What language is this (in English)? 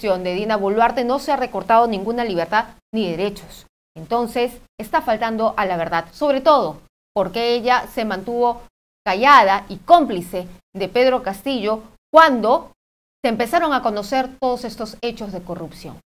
Spanish